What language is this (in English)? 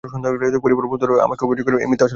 Bangla